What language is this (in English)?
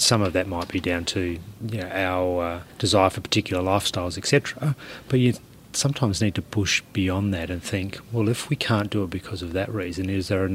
English